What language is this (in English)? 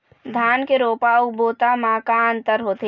Chhattisgarhi